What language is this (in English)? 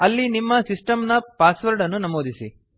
Kannada